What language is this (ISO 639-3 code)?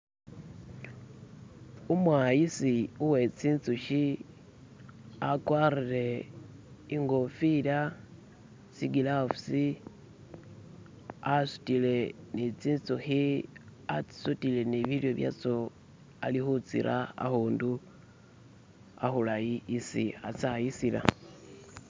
myx